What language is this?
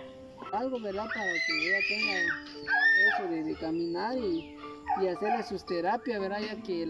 Spanish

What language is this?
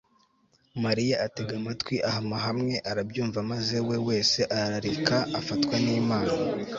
Kinyarwanda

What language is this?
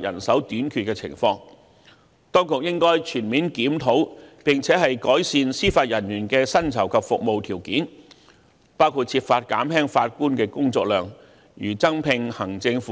Cantonese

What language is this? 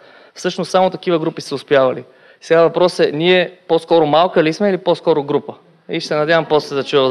Bulgarian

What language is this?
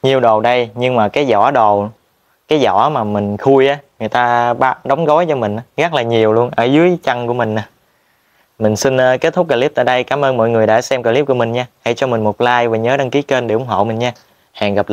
Vietnamese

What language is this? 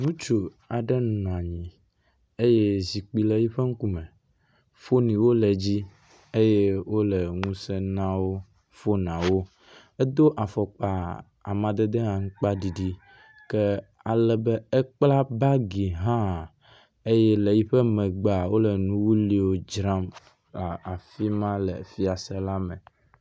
Ewe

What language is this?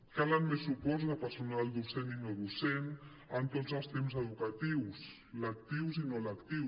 Catalan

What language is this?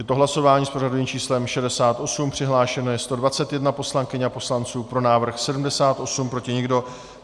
Czech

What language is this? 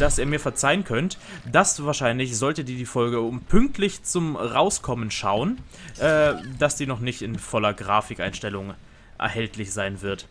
German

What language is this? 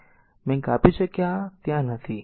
Gujarati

